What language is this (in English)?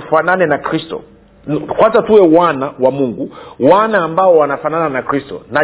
Swahili